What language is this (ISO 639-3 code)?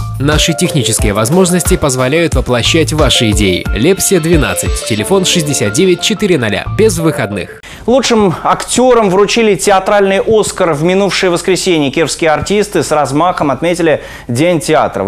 rus